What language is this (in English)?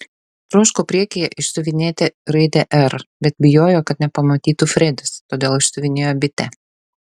Lithuanian